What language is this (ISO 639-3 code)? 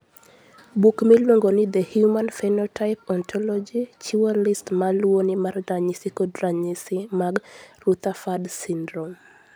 luo